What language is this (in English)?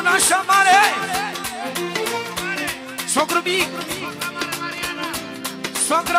Romanian